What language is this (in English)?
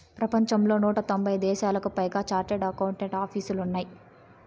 Telugu